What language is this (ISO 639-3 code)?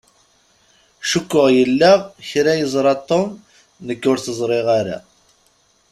kab